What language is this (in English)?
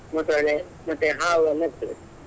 Kannada